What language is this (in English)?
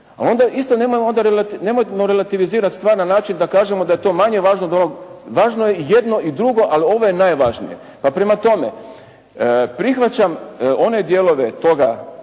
Croatian